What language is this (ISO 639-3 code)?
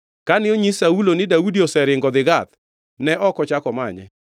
luo